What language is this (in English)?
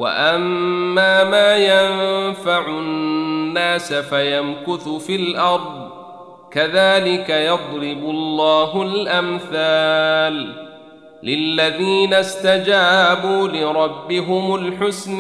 Arabic